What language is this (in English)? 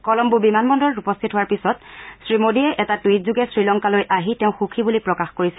Assamese